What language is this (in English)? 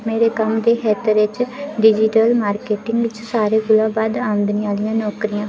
Dogri